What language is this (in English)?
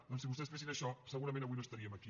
Catalan